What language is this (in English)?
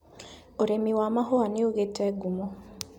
Kikuyu